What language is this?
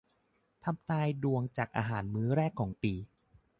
Thai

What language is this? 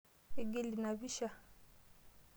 Masai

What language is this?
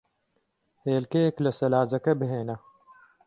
Central Kurdish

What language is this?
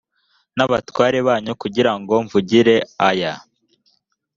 Kinyarwanda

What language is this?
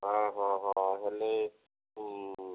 Odia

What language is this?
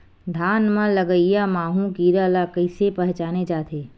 Chhattisgarhi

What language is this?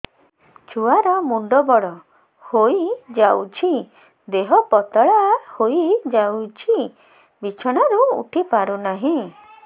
Odia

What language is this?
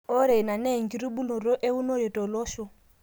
Masai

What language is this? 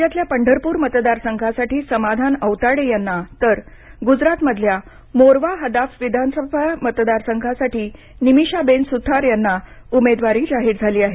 Marathi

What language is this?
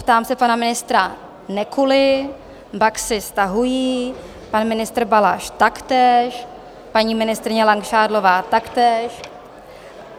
Czech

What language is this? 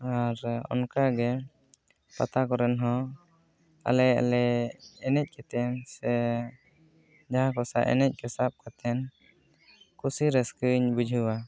Santali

